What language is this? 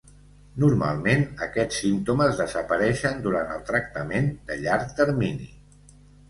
Catalan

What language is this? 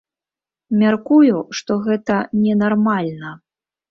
Belarusian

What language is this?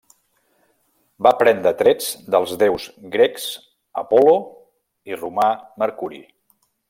Catalan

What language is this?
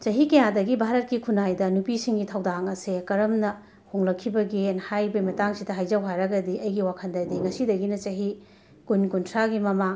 Manipuri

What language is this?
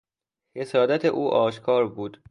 Persian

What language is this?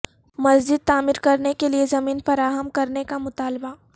Urdu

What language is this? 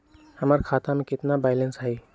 Magahi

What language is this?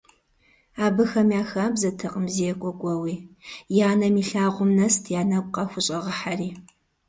Kabardian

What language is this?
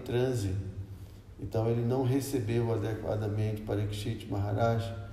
Portuguese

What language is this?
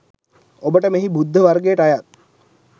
Sinhala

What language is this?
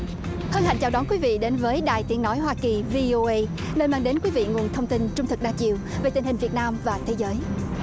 Vietnamese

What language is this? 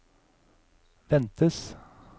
Norwegian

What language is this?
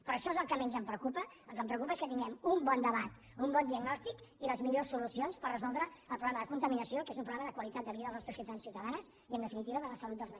Catalan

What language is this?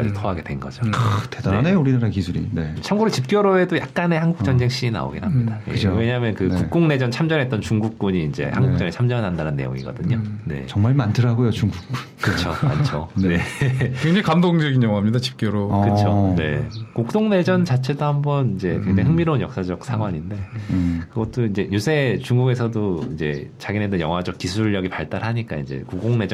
Korean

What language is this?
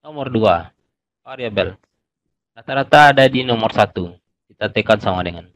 Indonesian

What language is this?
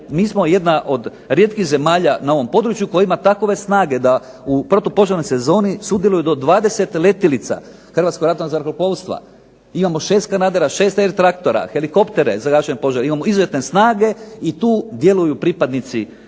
Croatian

